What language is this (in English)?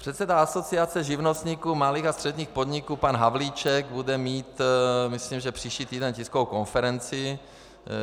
Czech